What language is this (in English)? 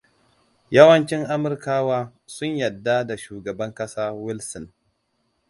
Hausa